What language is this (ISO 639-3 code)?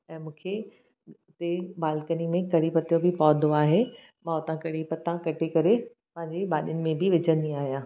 snd